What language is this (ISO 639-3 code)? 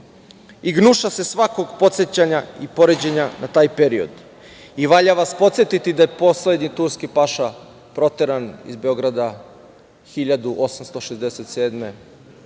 srp